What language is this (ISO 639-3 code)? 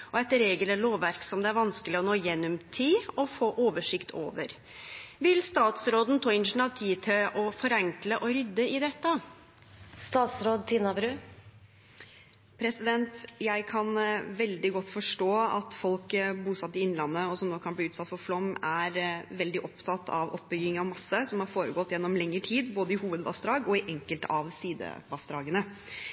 nor